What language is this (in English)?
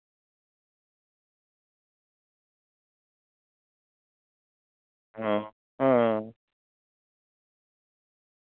Santali